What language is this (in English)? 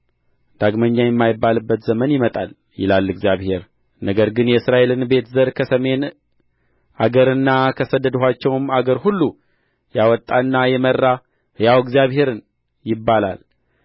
Amharic